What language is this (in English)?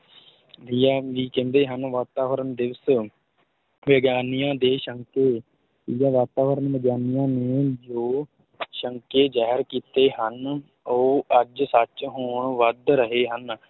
Punjabi